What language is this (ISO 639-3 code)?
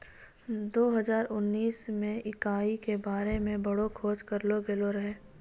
mai